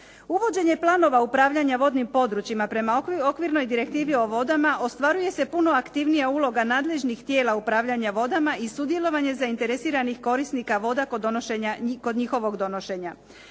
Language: Croatian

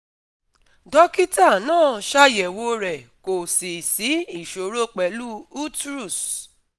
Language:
Yoruba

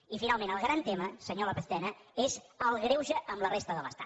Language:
Catalan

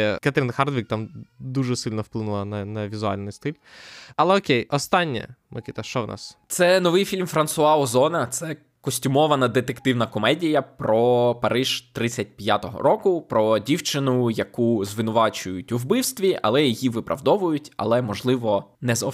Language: Ukrainian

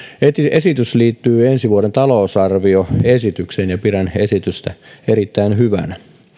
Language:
Finnish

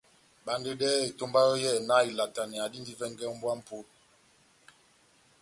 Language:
Batanga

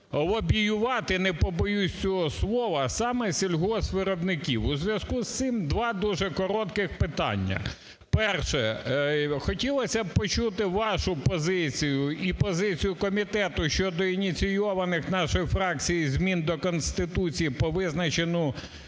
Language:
Ukrainian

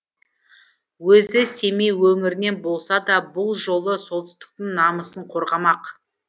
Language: Kazakh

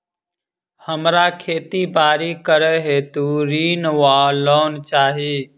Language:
Maithili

